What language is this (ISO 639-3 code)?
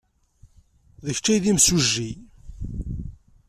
kab